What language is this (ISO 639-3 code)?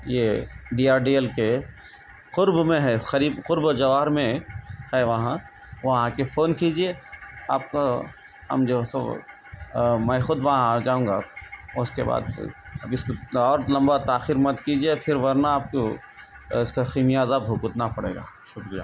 urd